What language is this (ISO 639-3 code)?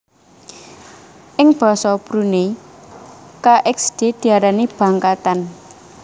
jav